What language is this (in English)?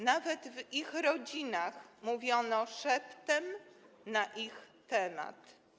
Polish